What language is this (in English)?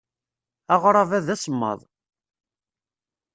Kabyle